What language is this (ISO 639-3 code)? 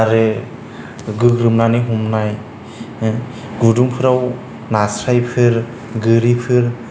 brx